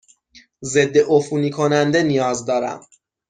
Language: Persian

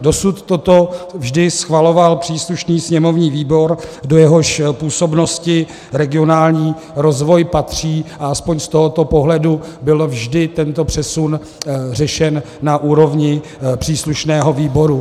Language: Czech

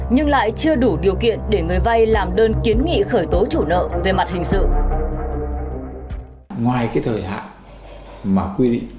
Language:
Vietnamese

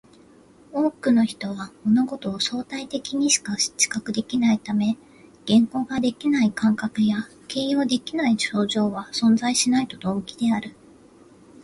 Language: Japanese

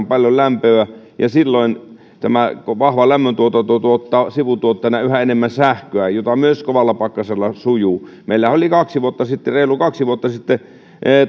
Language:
Finnish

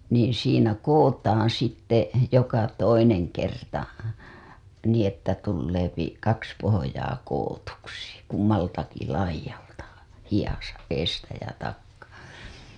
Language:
Finnish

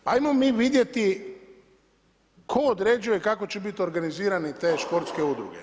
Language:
Croatian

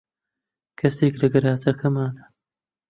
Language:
Central Kurdish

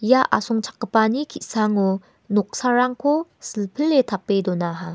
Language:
Garo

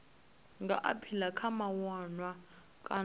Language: Venda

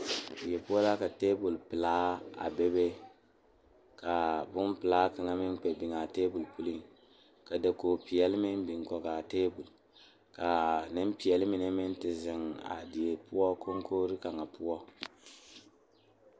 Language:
Southern Dagaare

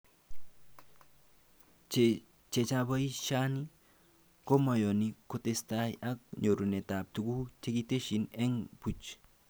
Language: Kalenjin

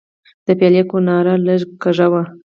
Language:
Pashto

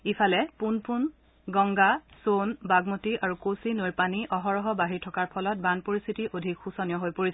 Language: Assamese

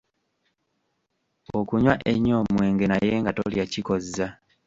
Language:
Ganda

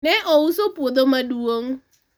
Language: Luo (Kenya and Tanzania)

